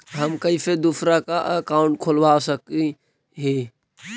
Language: Magahi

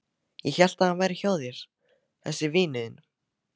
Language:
Icelandic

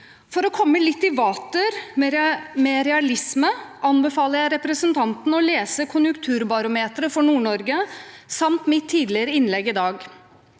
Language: Norwegian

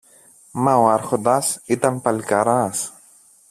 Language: Greek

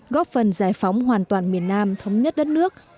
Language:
Vietnamese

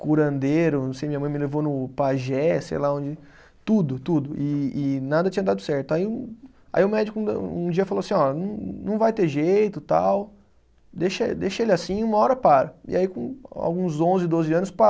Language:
Portuguese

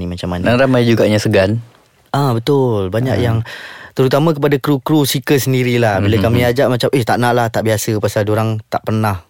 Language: Malay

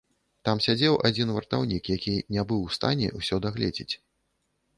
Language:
Belarusian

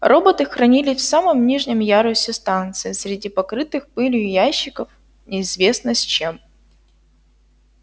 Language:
Russian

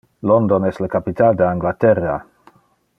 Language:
Interlingua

